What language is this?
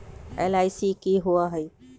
Magahi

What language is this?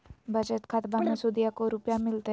Magahi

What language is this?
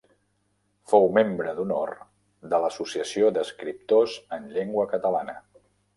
Catalan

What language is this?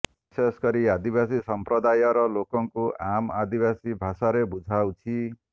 Odia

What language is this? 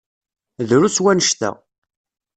Kabyle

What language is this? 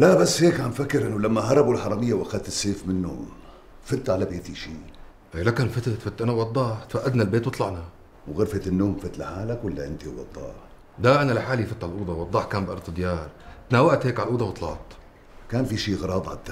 Arabic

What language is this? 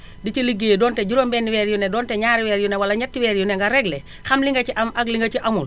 Wolof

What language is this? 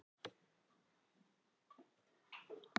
Icelandic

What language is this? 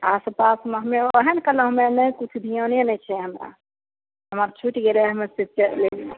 Maithili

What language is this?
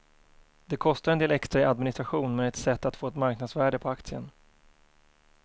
Swedish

